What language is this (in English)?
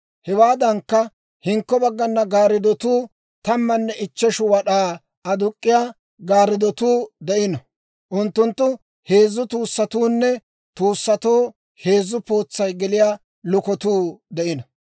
Dawro